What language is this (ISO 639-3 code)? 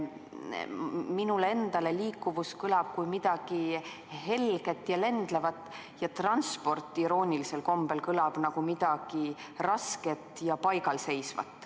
est